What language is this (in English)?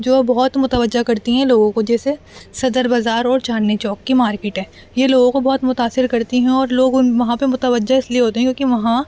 Urdu